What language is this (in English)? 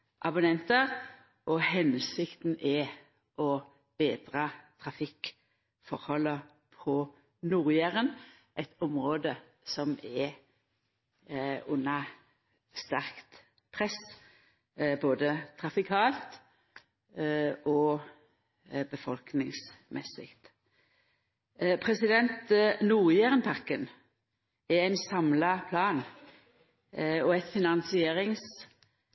Norwegian Nynorsk